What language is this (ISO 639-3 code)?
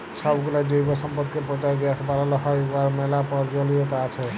ben